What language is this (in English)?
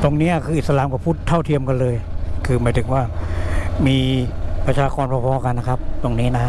Thai